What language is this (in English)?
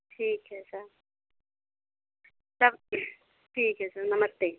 Hindi